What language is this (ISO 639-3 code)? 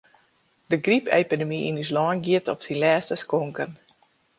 fry